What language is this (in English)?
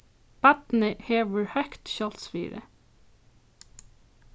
Faroese